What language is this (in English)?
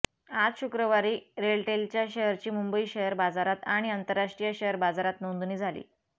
Marathi